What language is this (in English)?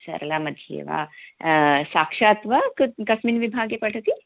Sanskrit